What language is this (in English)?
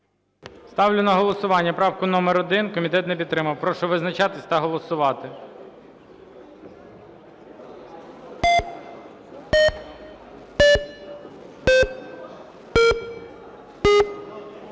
Ukrainian